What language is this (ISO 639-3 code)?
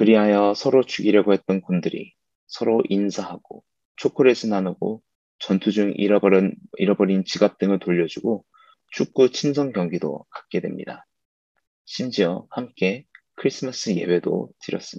kor